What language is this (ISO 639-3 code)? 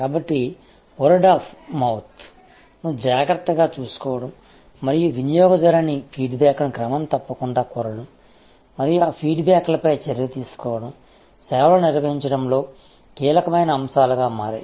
tel